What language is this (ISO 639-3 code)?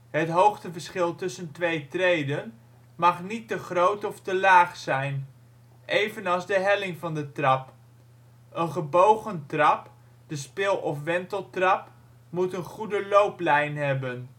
nld